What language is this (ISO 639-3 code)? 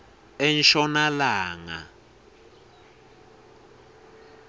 ssw